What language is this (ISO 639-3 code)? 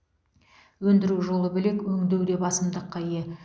kaz